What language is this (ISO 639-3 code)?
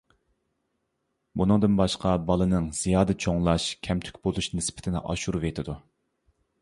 uig